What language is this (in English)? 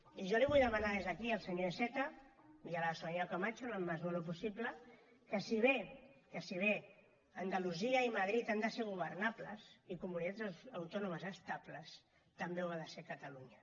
Catalan